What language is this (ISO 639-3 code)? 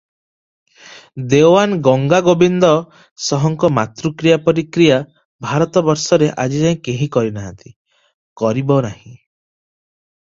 ori